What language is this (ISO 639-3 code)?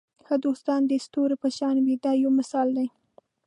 pus